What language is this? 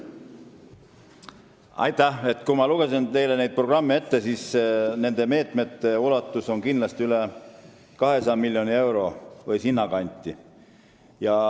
Estonian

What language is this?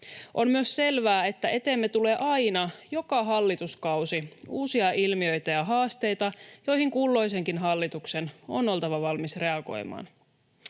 Finnish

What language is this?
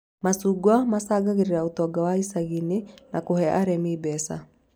Kikuyu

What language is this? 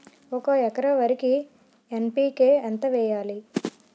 Telugu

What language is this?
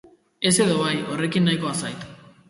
Basque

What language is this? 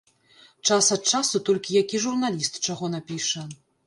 Belarusian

